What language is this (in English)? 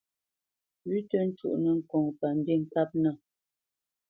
Bamenyam